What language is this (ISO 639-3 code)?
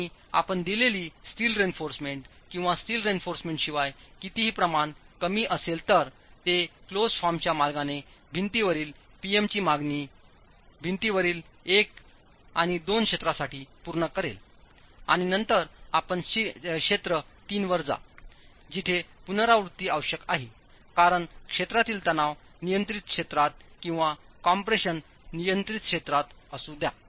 mar